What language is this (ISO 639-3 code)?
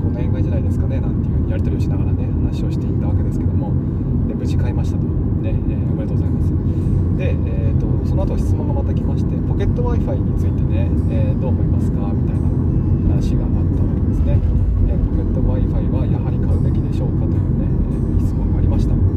jpn